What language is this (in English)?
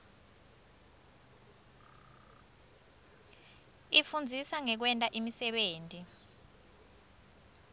Swati